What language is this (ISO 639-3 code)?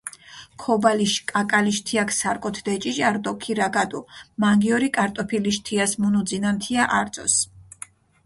xmf